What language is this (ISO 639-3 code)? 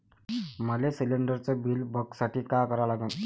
mar